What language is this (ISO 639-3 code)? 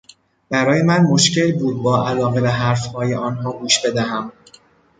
fas